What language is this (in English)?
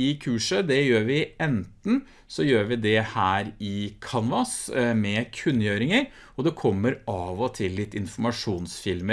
Norwegian